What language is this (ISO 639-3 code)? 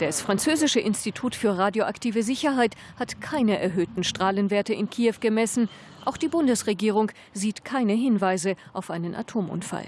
deu